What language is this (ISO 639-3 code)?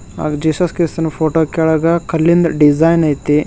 kan